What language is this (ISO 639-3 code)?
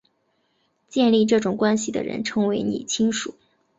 zho